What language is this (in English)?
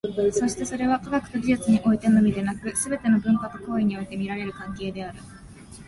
Japanese